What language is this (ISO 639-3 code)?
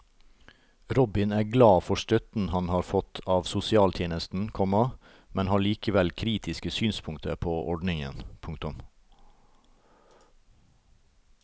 nor